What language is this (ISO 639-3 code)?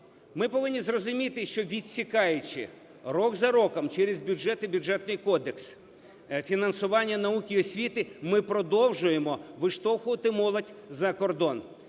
ukr